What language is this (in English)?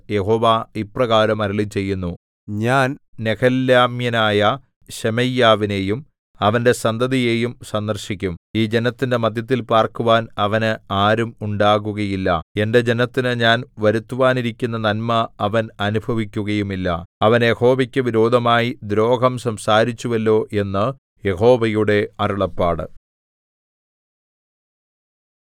Malayalam